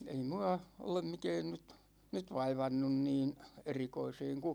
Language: Finnish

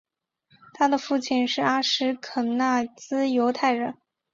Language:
Chinese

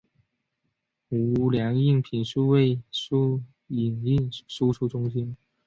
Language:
Chinese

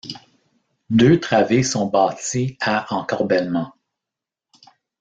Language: French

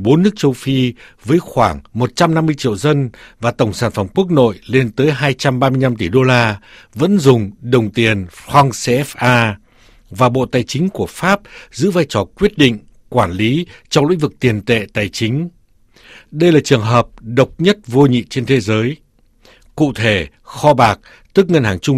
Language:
Vietnamese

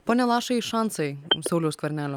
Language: Lithuanian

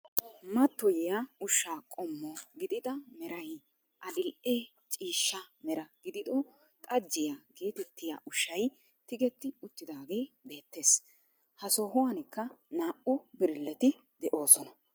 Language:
Wolaytta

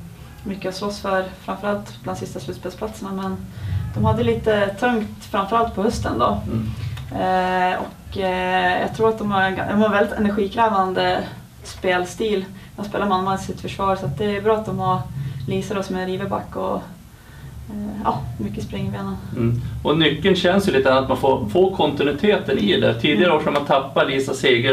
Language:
Swedish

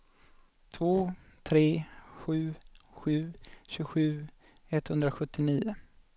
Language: Swedish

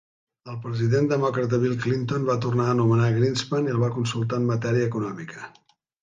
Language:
Catalan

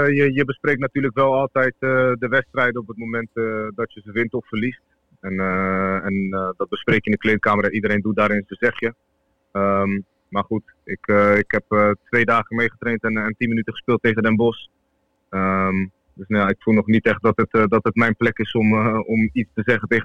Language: Dutch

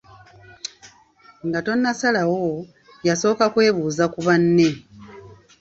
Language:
Ganda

